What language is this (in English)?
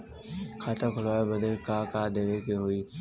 Bhojpuri